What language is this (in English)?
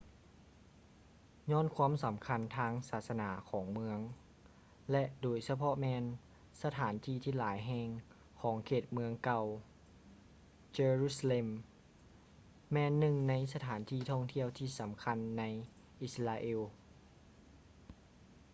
Lao